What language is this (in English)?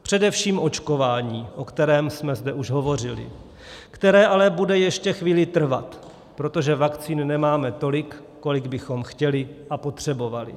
Czech